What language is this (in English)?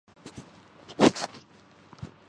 Urdu